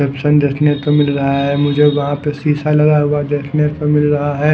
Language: Hindi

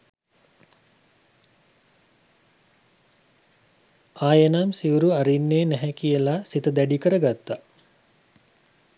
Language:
Sinhala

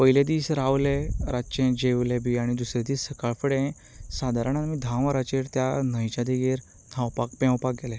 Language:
Konkani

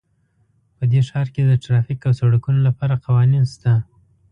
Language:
Pashto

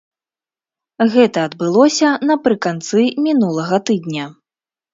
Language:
Belarusian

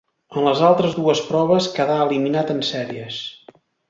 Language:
Catalan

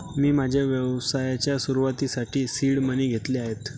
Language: Marathi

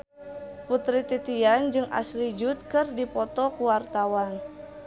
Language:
Sundanese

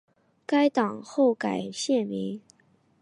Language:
Chinese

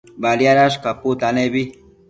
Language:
Matsés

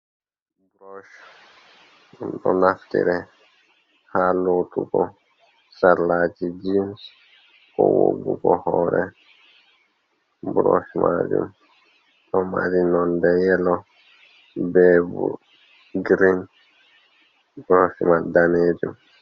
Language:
Fula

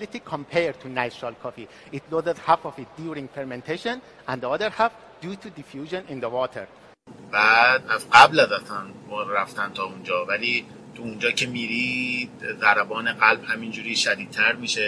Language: Persian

